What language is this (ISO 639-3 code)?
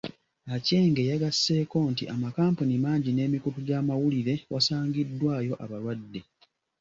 lug